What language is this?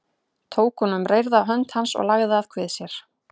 Icelandic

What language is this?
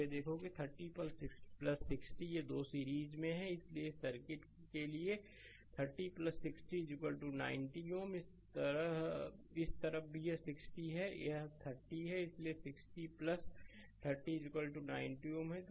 Hindi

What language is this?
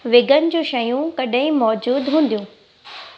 Sindhi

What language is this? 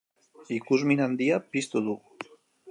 Basque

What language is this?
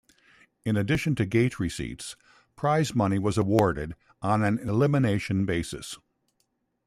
English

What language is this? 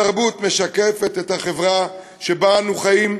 Hebrew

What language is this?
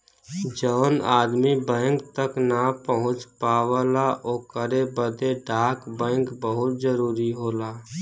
Bhojpuri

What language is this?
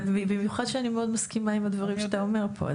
Hebrew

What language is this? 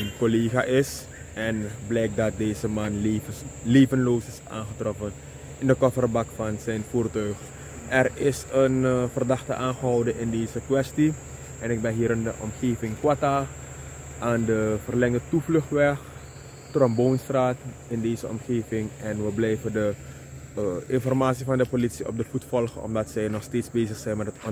Dutch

